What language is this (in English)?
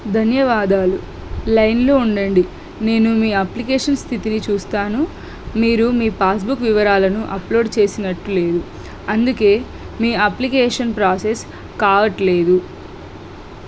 Telugu